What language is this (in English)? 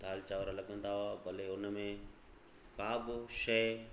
Sindhi